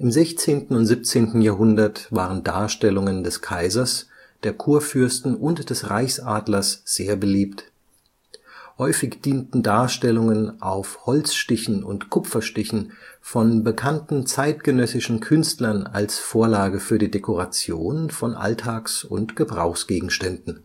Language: German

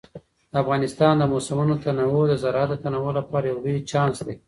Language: Pashto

